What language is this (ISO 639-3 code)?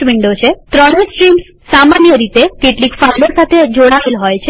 guj